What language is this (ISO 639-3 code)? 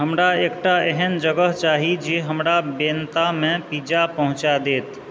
mai